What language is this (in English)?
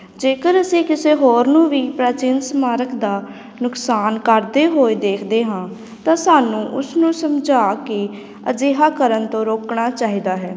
Punjabi